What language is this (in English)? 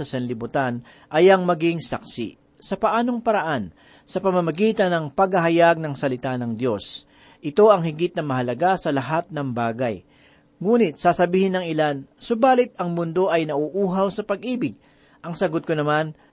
Filipino